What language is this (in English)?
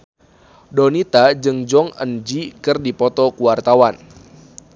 Sundanese